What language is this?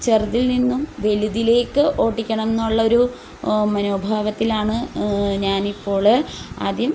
Malayalam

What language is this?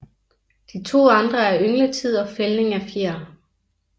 Danish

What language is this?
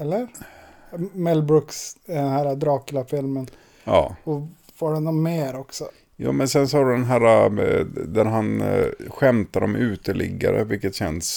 Swedish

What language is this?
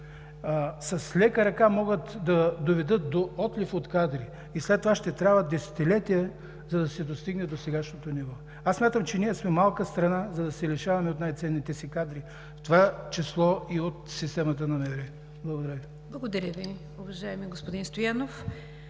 Bulgarian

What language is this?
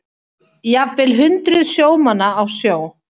Icelandic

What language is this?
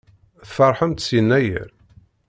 Kabyle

